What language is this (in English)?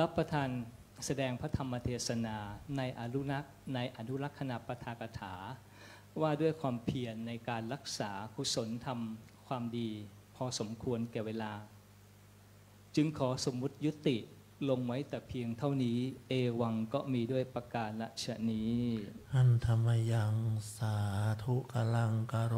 Thai